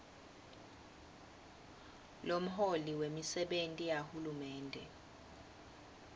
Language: Swati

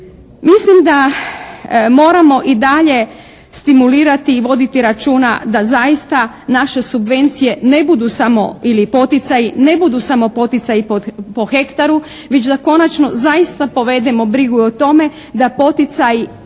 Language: Croatian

